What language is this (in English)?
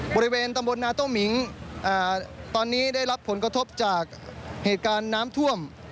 Thai